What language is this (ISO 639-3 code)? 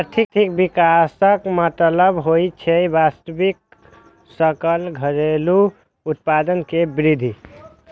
mai